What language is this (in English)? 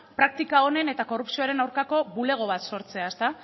Basque